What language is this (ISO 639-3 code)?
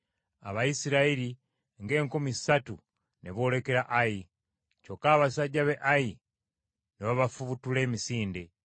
lug